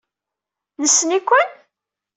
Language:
Kabyle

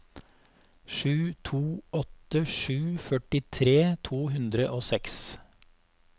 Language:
Norwegian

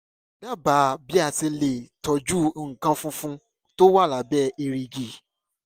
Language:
Yoruba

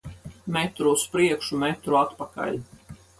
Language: Latvian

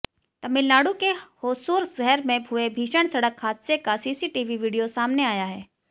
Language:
Hindi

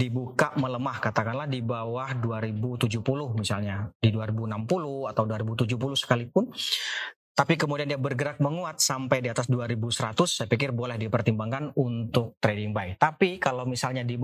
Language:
Indonesian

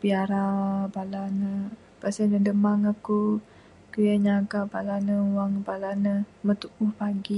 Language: Bukar-Sadung Bidayuh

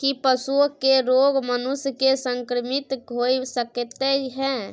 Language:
Maithili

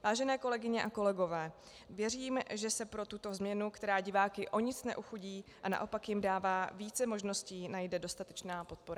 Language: Czech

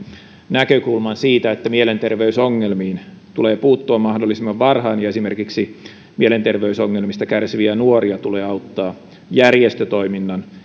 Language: Finnish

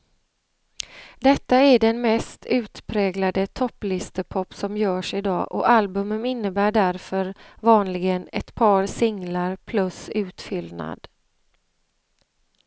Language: Swedish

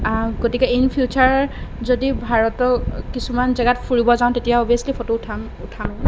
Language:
Assamese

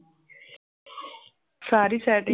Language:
Punjabi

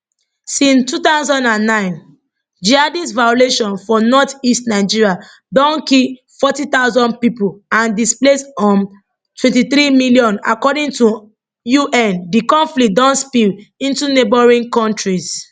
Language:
Nigerian Pidgin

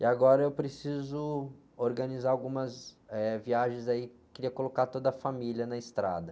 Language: Portuguese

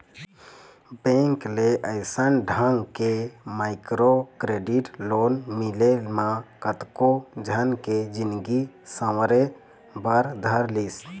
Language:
Chhattisgarhi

